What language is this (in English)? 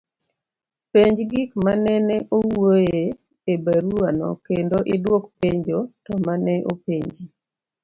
Luo (Kenya and Tanzania)